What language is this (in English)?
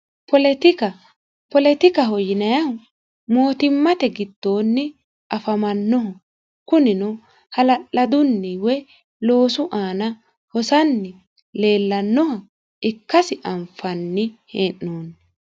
Sidamo